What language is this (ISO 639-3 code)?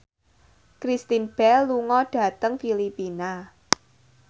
jav